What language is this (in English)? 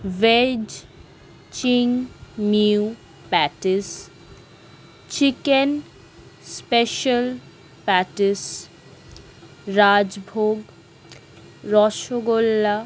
Bangla